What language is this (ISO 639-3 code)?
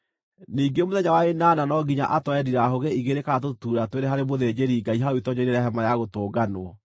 kik